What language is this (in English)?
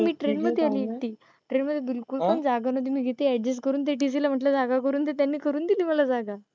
Marathi